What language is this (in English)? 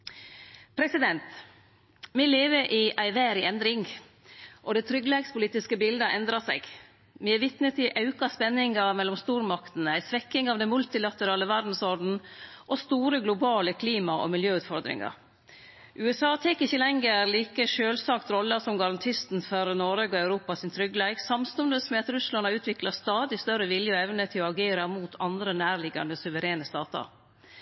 Norwegian Nynorsk